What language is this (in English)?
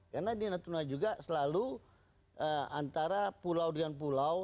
Indonesian